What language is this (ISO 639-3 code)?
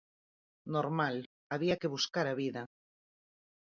glg